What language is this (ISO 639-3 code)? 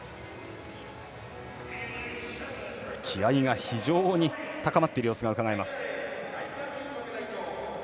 jpn